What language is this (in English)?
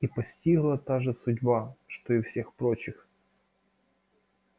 Russian